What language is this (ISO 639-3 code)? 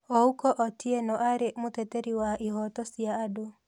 kik